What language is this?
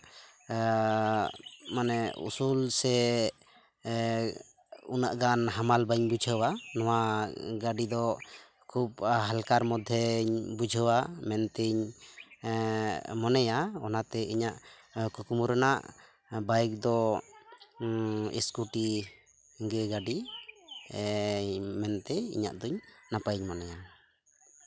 Santali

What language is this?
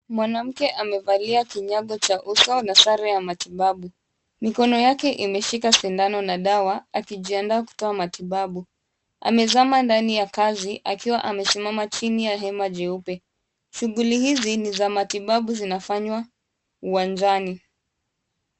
Swahili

